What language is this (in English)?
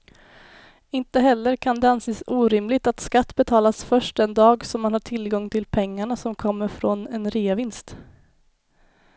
Swedish